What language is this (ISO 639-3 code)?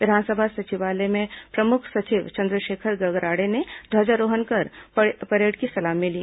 hin